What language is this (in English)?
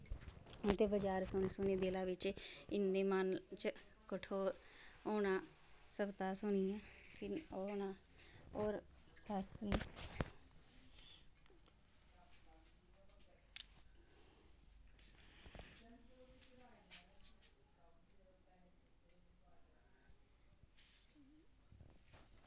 Dogri